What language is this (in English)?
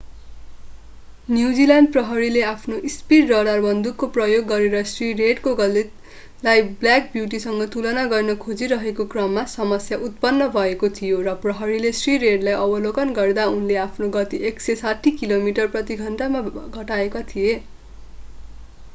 Nepali